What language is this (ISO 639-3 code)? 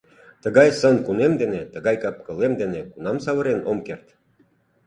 chm